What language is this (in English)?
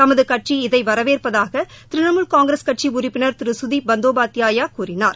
Tamil